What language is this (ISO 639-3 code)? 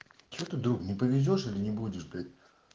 rus